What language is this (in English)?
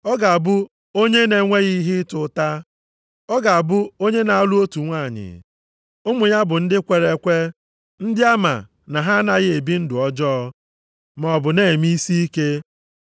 Igbo